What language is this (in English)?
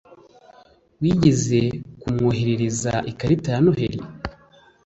Kinyarwanda